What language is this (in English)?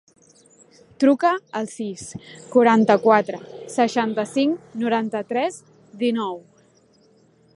Catalan